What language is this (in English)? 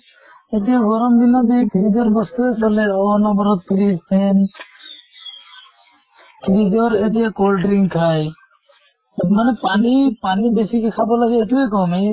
Assamese